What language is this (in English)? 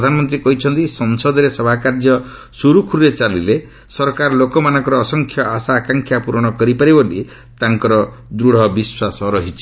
Odia